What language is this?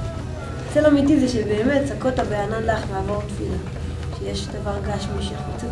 Hebrew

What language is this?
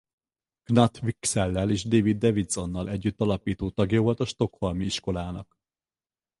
Hungarian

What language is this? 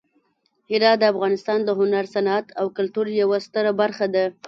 Pashto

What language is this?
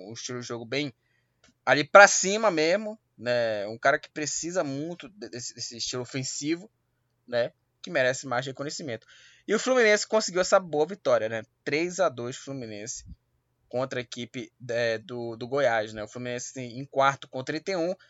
Portuguese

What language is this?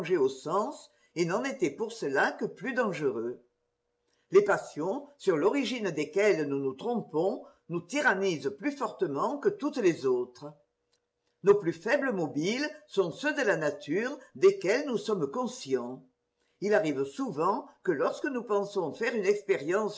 French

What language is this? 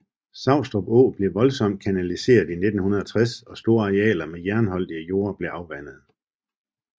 Danish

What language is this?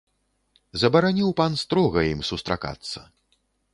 Belarusian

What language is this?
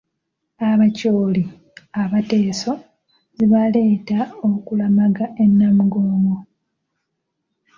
Ganda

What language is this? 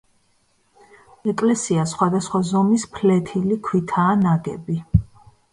Georgian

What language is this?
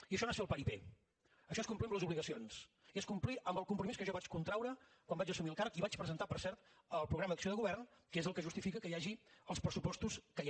Catalan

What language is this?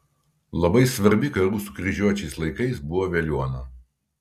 Lithuanian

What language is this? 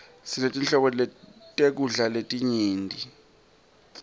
Swati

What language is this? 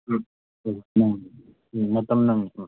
Manipuri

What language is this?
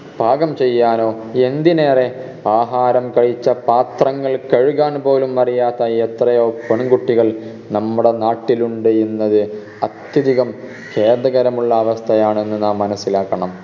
Malayalam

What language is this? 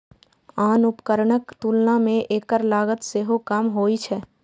Maithili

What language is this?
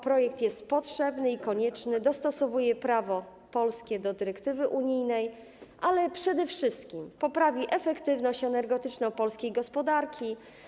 Polish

